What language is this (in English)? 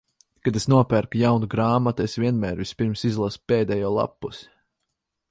Latvian